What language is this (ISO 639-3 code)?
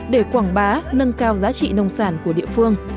vie